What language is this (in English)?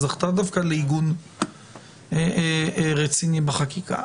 Hebrew